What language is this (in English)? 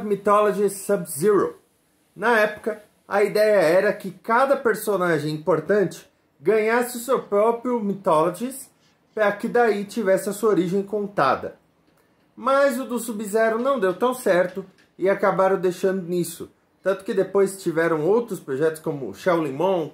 Portuguese